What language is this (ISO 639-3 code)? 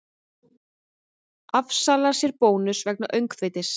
isl